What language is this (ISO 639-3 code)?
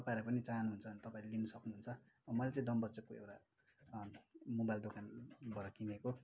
nep